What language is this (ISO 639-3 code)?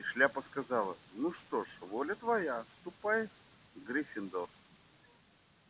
rus